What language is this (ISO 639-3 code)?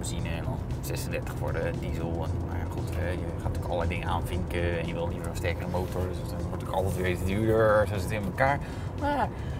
nld